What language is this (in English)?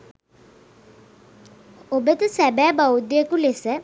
Sinhala